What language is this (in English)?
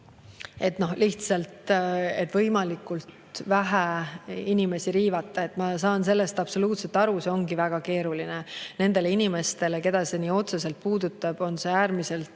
Estonian